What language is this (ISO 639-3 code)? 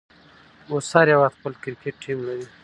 pus